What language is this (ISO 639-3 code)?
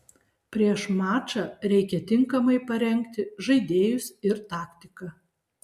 lit